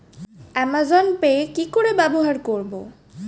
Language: Bangla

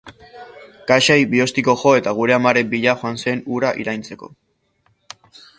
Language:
Basque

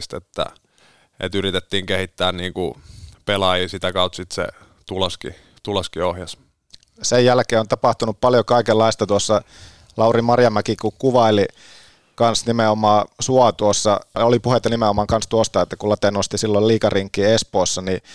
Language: Finnish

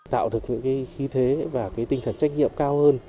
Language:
Vietnamese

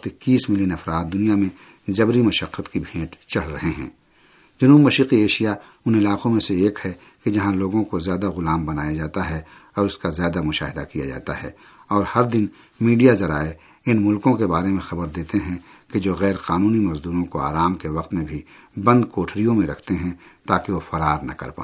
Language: Urdu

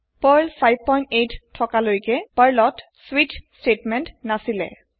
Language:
Assamese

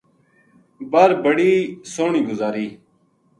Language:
Gujari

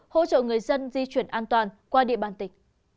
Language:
Vietnamese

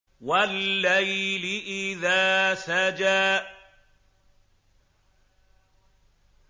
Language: Arabic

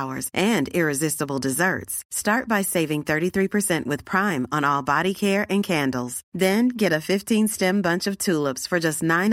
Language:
Arabic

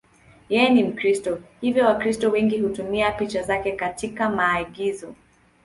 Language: Swahili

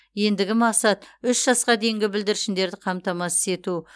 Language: Kazakh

